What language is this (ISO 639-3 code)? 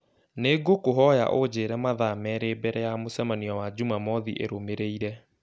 kik